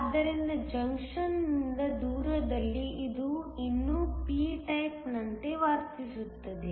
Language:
Kannada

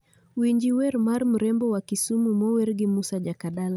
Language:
Luo (Kenya and Tanzania)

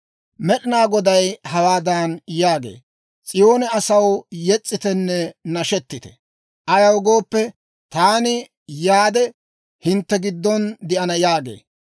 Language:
Dawro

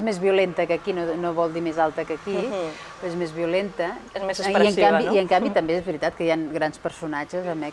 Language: Spanish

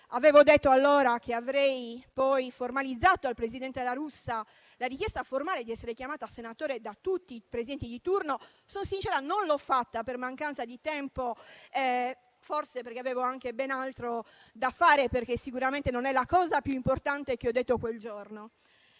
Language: Italian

